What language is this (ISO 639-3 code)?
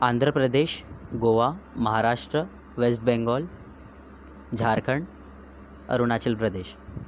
mar